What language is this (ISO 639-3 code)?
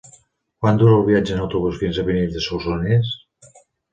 cat